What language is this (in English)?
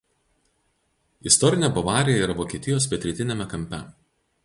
Lithuanian